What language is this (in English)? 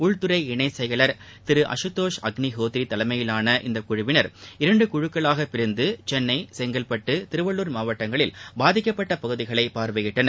Tamil